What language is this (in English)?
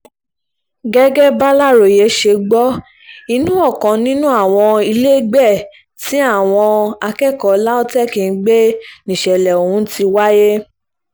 Yoruba